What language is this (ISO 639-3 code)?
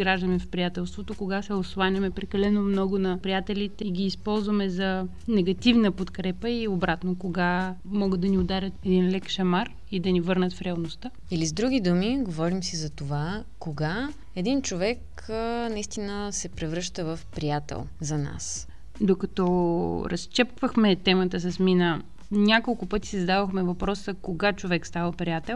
bul